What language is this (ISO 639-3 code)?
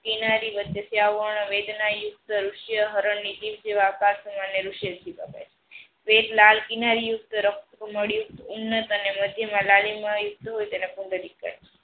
guj